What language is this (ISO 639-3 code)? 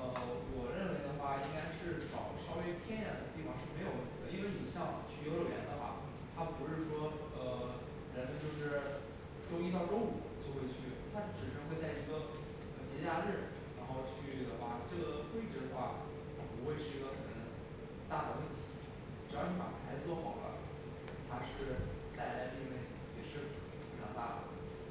zho